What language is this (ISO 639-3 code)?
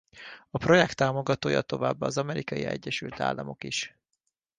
hun